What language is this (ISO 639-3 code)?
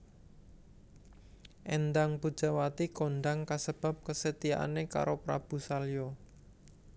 jav